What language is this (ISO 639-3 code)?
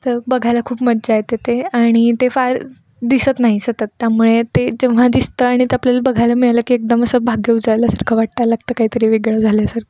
mar